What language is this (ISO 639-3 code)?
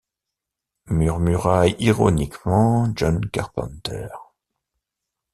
fra